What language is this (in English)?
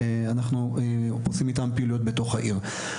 Hebrew